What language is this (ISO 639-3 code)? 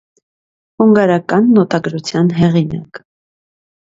hye